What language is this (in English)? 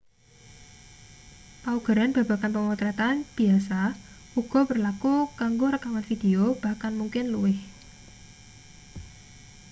Javanese